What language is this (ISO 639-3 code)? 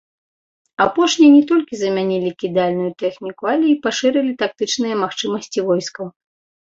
bel